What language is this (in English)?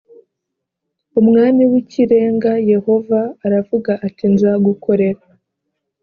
Kinyarwanda